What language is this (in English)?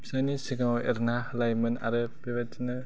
Bodo